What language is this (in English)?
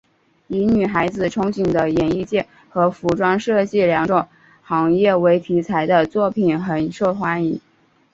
Chinese